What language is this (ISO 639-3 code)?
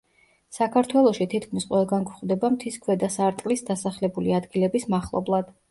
kat